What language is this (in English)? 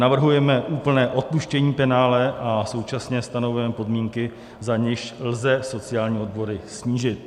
Czech